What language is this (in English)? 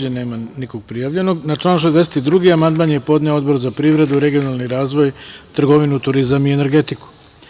Serbian